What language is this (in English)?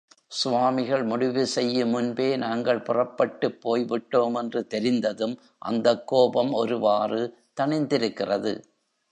Tamil